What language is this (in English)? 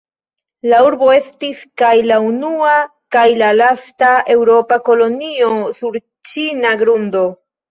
Esperanto